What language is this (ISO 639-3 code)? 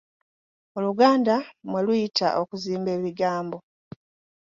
lug